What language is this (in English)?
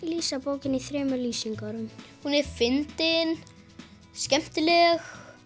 Icelandic